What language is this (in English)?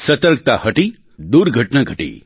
Gujarati